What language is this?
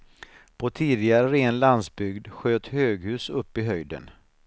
Swedish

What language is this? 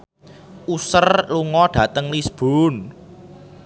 Javanese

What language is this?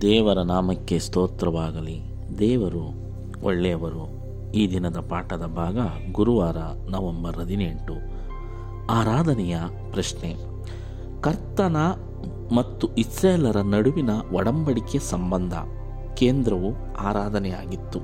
Kannada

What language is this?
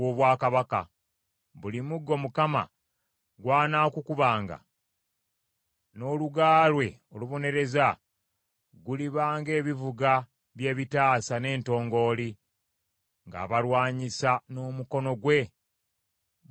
Ganda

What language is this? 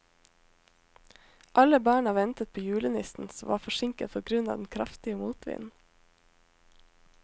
Norwegian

